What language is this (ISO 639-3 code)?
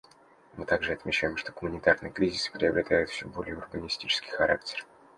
rus